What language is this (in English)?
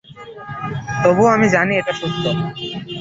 Bangla